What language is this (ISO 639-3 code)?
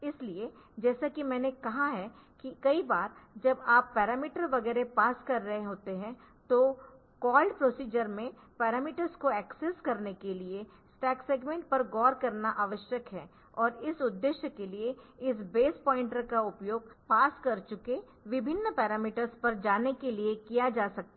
hin